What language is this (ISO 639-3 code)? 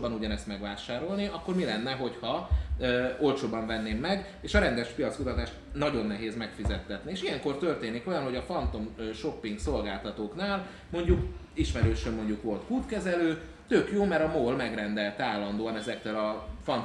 hun